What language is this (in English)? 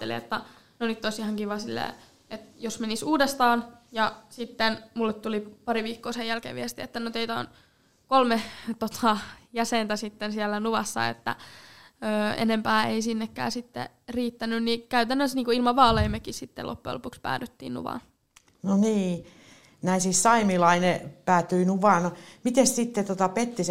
Finnish